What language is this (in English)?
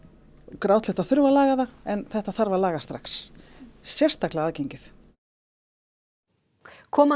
Icelandic